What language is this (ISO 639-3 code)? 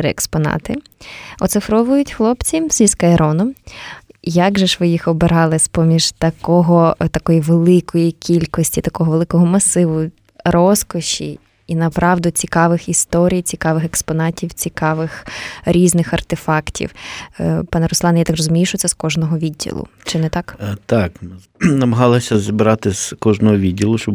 ukr